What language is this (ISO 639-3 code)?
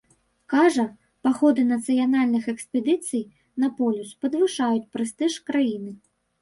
bel